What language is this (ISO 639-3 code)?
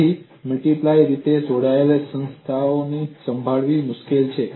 guj